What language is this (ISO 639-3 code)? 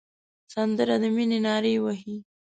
pus